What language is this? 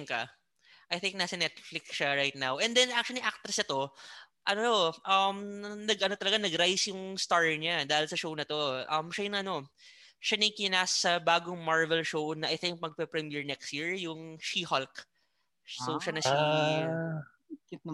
Filipino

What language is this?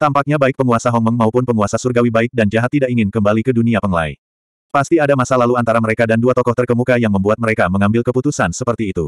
Indonesian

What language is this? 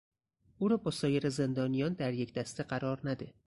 Persian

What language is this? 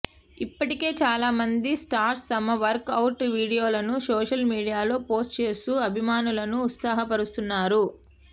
Telugu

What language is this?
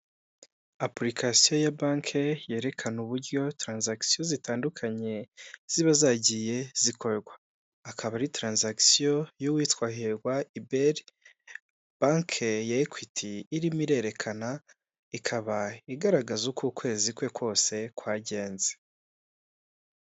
Kinyarwanda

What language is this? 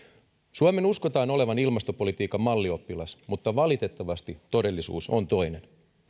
Finnish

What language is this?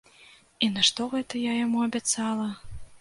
Belarusian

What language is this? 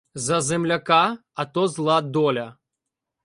Ukrainian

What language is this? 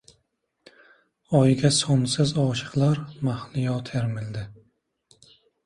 Uzbek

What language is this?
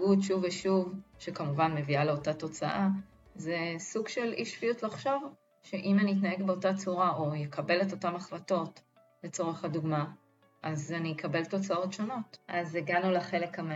Hebrew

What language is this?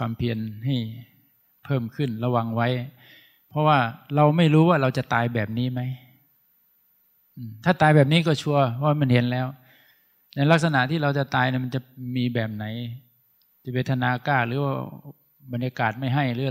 Thai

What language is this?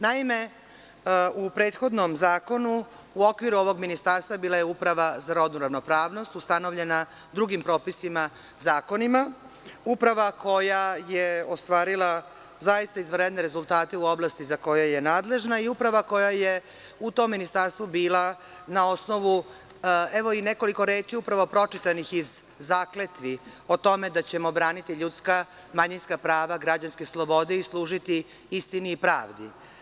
Serbian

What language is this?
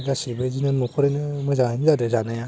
Bodo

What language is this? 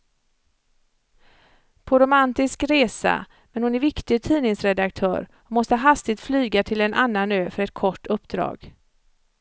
Swedish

